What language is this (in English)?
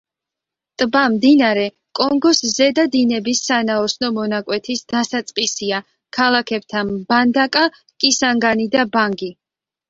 Georgian